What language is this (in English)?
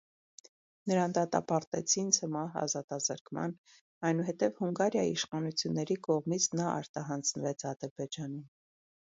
Armenian